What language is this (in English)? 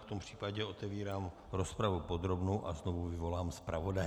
Czech